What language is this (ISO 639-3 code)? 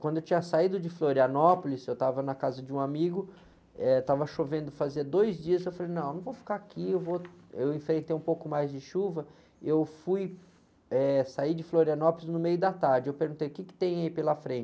por